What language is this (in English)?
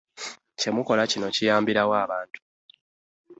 Ganda